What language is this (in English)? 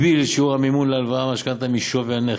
Hebrew